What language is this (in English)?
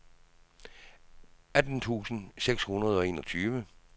Danish